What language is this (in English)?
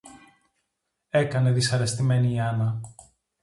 Greek